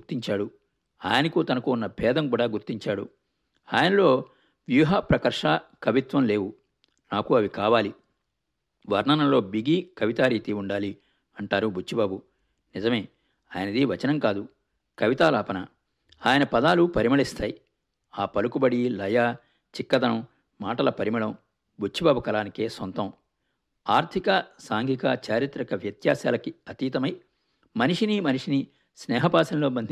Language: Telugu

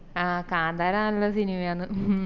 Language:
Malayalam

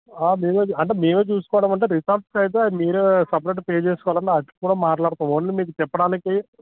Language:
Telugu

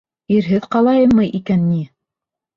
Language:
Bashkir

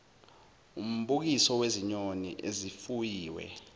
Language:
Zulu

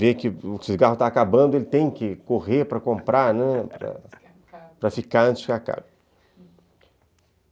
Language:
Portuguese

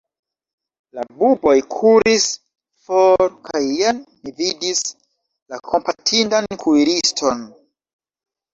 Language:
Esperanto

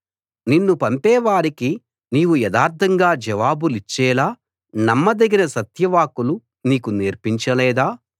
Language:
Telugu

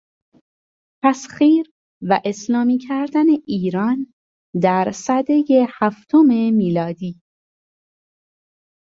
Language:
Persian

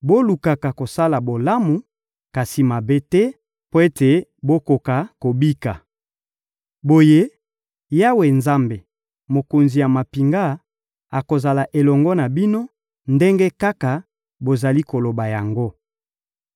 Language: Lingala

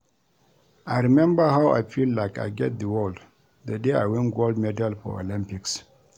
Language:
Nigerian Pidgin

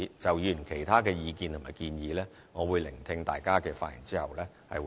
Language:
Cantonese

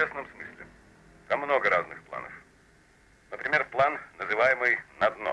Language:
Russian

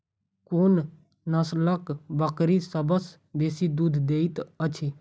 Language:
Maithili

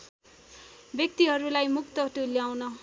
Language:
Nepali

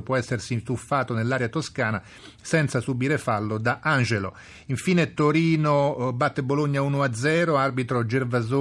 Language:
Italian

